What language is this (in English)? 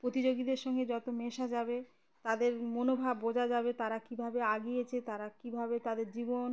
Bangla